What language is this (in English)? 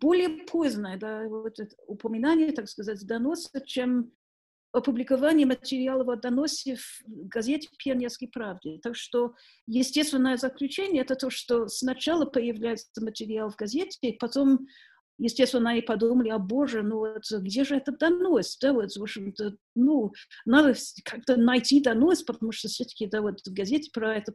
Russian